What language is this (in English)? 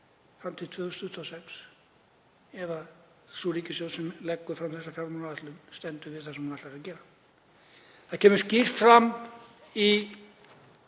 Icelandic